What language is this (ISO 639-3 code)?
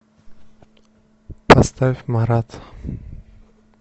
rus